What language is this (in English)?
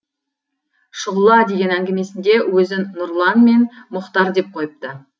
Kazakh